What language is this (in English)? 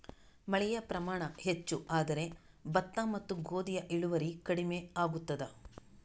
Kannada